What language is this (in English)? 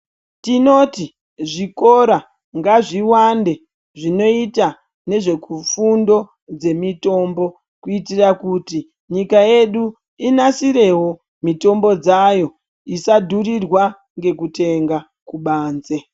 Ndau